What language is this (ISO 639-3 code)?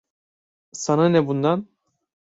tur